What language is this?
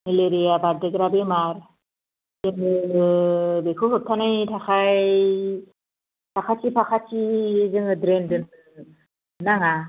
Bodo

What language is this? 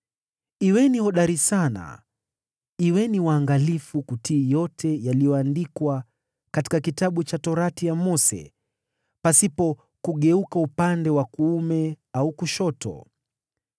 Swahili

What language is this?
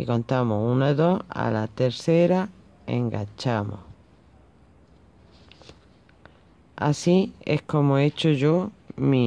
Spanish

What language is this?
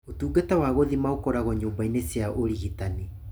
Kikuyu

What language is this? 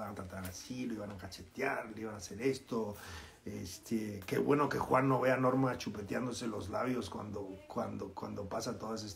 Spanish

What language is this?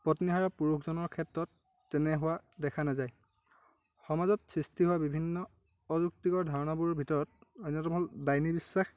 Assamese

